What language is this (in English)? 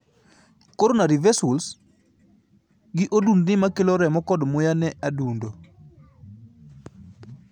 Luo (Kenya and Tanzania)